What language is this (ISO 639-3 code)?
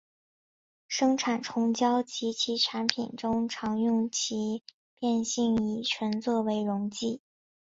zho